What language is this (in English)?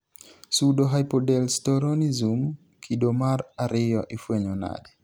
Luo (Kenya and Tanzania)